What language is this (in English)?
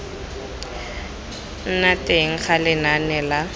Tswana